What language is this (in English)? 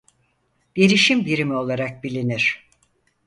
Turkish